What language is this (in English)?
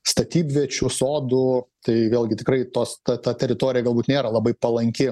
Lithuanian